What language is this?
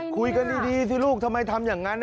Thai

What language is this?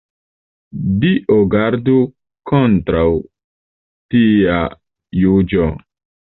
Esperanto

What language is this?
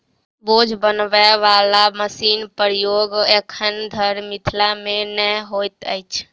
Maithili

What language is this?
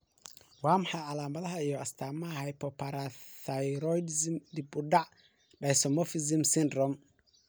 Somali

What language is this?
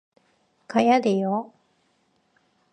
Korean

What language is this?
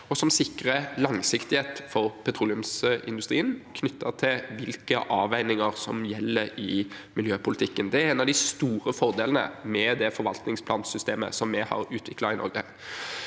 Norwegian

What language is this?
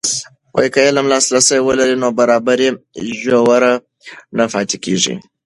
Pashto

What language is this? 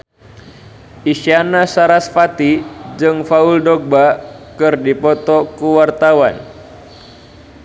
Sundanese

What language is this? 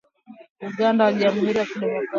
Swahili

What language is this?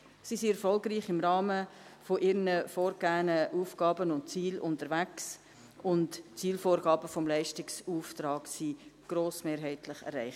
Swiss German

